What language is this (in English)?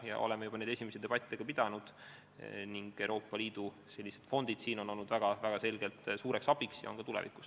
Estonian